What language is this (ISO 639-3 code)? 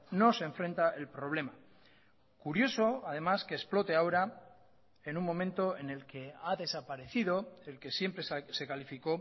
spa